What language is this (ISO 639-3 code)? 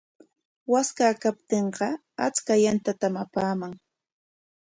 qwa